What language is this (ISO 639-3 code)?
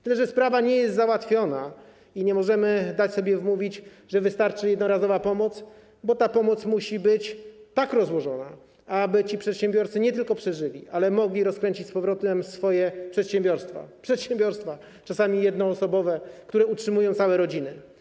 pol